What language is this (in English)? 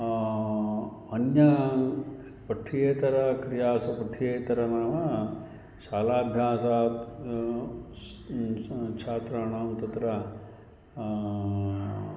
Sanskrit